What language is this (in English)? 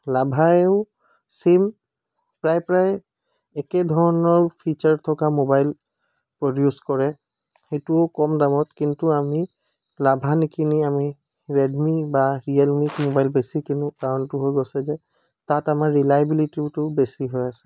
Assamese